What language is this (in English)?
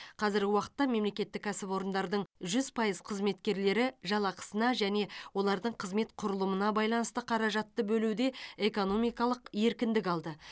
Kazakh